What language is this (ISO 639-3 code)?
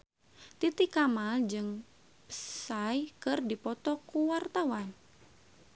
sun